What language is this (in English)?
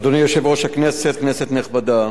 Hebrew